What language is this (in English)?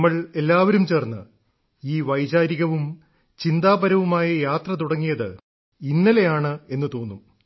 Malayalam